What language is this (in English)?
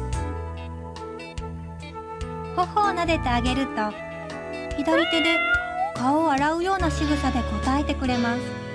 Japanese